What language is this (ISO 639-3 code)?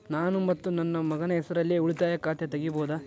kan